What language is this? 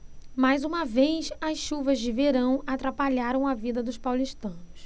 Portuguese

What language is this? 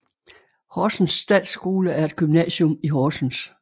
Danish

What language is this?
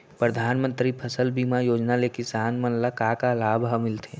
Chhattisgarhi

